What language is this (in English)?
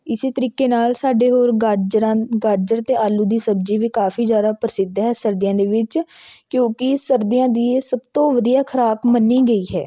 Punjabi